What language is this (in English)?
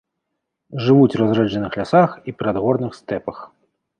Belarusian